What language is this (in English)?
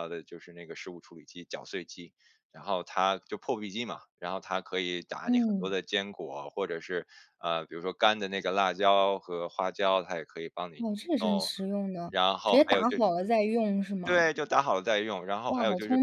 Chinese